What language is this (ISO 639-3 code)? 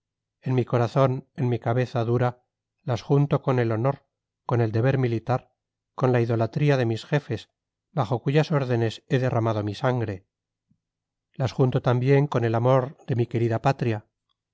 spa